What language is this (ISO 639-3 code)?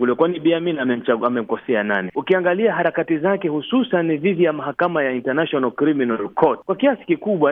swa